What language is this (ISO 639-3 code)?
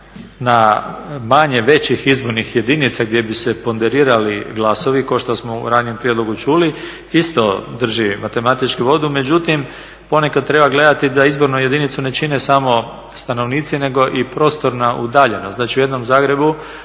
hrv